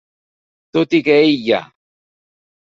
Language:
Catalan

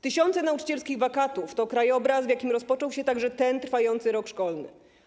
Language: Polish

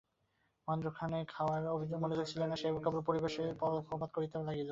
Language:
Bangla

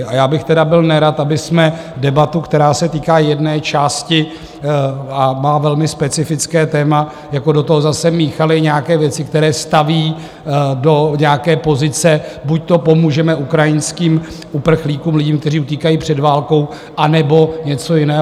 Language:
Czech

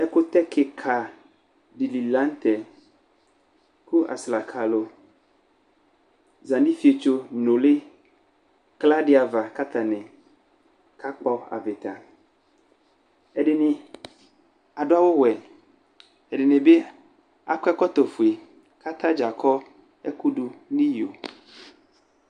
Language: Ikposo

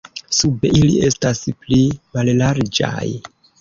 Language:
Esperanto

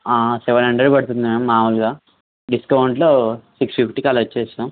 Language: Telugu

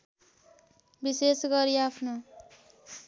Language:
Nepali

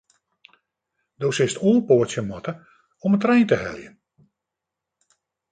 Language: Western Frisian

